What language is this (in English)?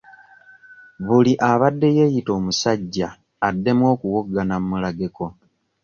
Ganda